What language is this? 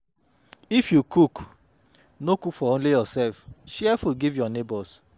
Nigerian Pidgin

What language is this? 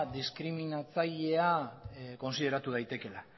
Basque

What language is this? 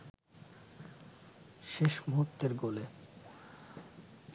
Bangla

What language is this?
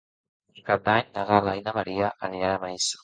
Catalan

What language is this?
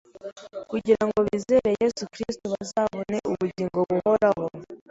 Kinyarwanda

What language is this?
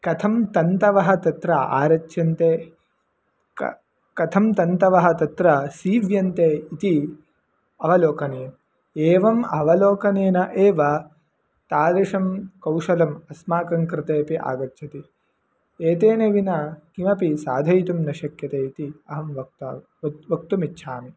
Sanskrit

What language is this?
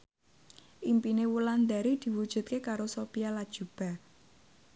Javanese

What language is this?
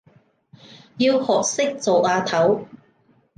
Cantonese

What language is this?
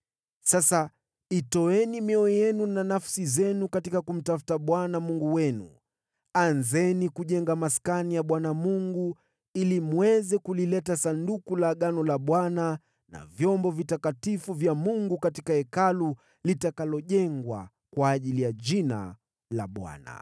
Swahili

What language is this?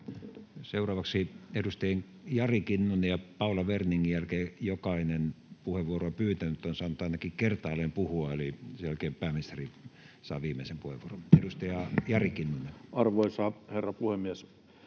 Finnish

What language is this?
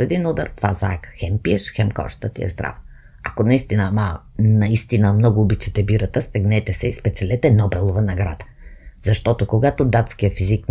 Bulgarian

